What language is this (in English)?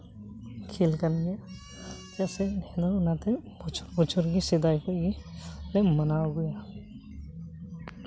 Santali